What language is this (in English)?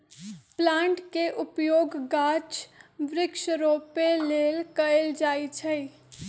Magahi